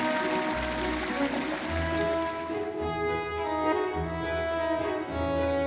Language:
Indonesian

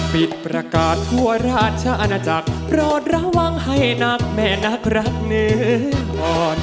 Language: Thai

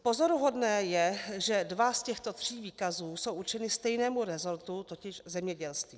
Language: Czech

